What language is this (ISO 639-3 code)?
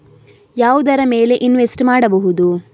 kan